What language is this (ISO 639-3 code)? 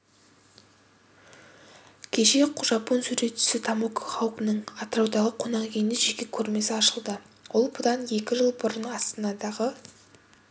kaz